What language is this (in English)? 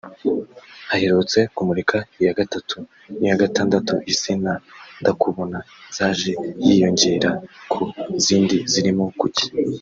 Kinyarwanda